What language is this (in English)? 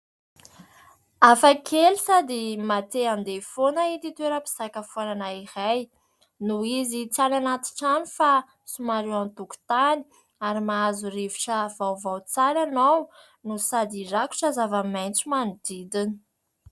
Malagasy